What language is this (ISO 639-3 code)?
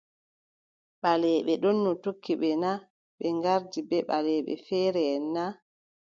fub